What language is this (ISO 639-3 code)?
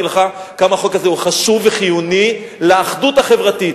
heb